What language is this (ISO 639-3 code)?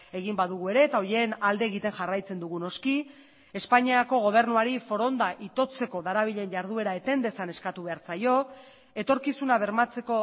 eus